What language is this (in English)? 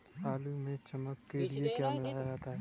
Hindi